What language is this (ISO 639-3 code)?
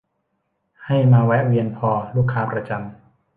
tha